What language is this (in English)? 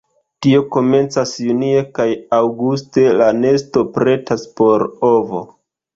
Esperanto